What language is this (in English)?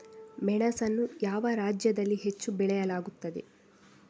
Kannada